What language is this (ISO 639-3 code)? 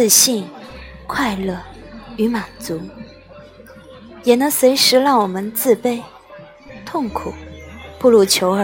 zho